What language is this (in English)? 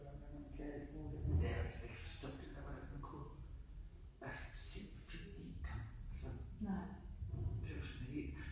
Danish